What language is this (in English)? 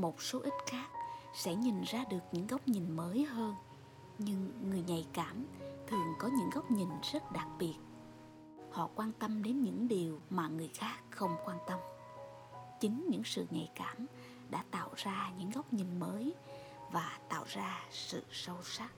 Vietnamese